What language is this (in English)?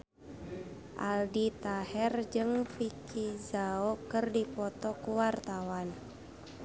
Sundanese